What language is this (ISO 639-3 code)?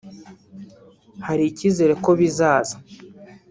kin